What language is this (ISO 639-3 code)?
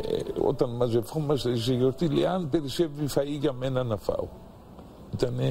ell